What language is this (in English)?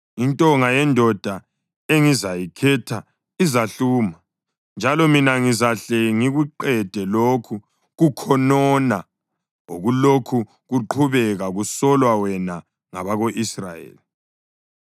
North Ndebele